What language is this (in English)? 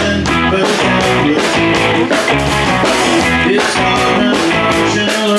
English